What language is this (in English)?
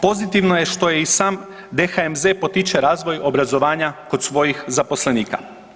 Croatian